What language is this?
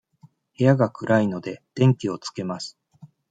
Japanese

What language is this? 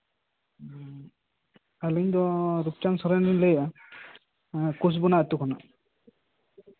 Santali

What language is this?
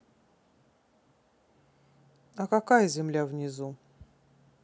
Russian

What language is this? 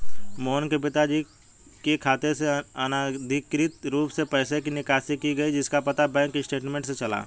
Hindi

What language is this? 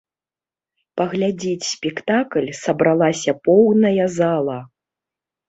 Belarusian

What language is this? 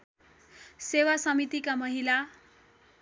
Nepali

